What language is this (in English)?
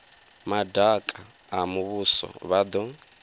Venda